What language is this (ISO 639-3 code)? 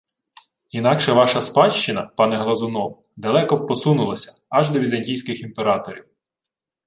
ukr